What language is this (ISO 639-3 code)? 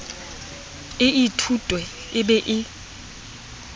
sot